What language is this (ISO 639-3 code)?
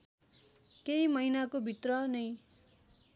nep